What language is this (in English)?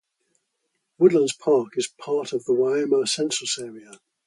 English